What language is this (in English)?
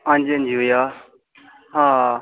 Dogri